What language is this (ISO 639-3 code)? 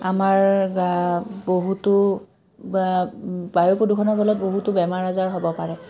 asm